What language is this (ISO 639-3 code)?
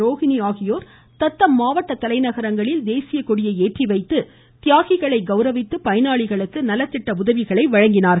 tam